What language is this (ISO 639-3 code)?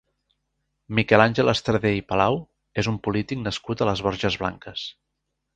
cat